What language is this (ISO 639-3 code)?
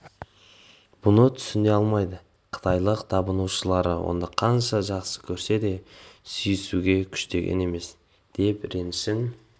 kaz